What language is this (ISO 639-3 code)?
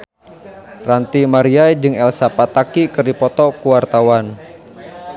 sun